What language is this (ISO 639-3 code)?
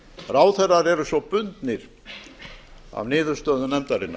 isl